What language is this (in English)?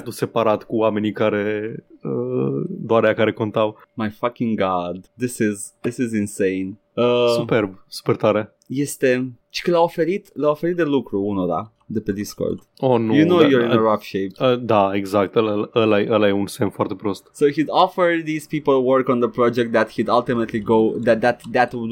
Romanian